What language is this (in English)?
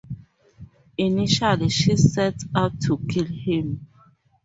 English